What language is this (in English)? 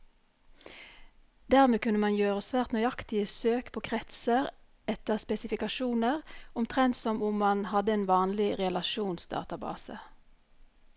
Norwegian